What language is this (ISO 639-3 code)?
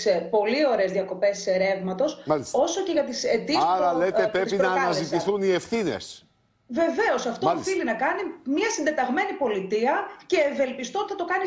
ell